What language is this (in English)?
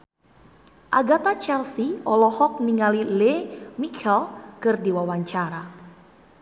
Sundanese